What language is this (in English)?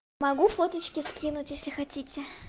Russian